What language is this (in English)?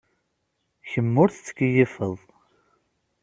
Kabyle